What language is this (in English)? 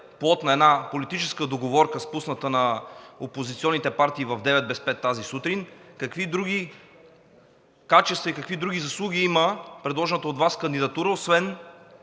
Bulgarian